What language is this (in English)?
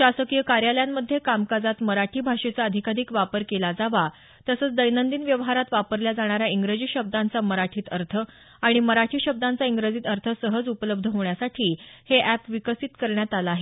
Marathi